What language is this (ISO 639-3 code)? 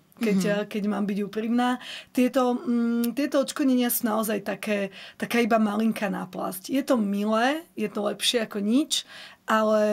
slk